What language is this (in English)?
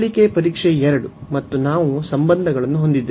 Kannada